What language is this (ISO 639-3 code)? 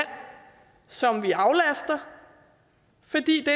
dan